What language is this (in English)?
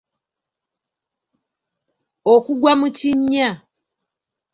Ganda